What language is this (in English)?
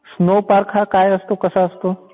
Marathi